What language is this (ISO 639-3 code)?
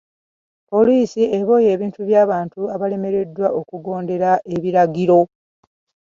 lug